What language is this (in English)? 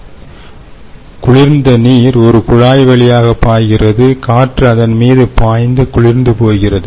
Tamil